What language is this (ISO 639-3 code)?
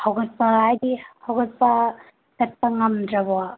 mni